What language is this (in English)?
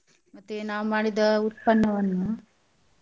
Kannada